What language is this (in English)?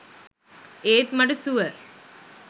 Sinhala